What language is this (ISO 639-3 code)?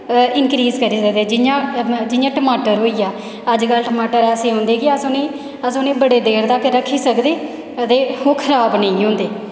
doi